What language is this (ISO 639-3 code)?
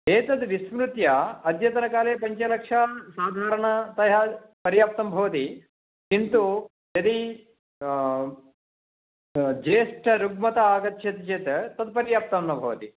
san